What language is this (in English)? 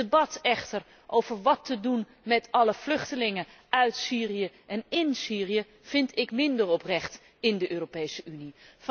Dutch